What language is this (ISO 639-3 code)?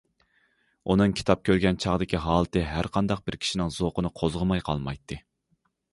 uig